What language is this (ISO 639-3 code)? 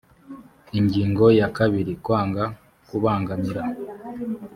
kin